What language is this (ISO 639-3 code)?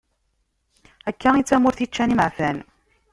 kab